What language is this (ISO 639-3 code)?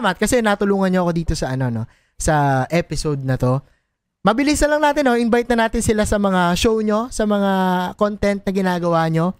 fil